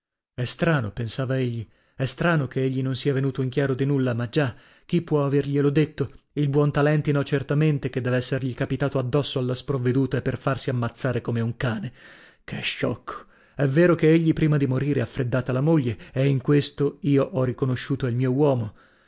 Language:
Italian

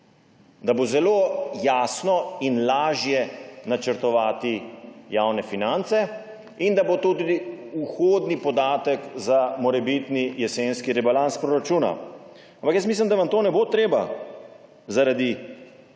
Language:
Slovenian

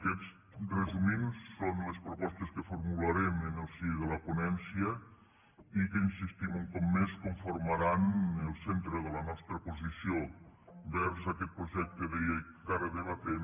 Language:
Catalan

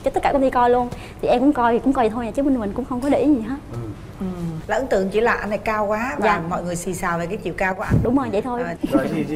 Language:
Vietnamese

